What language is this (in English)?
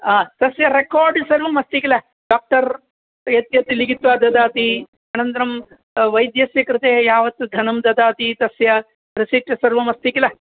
Sanskrit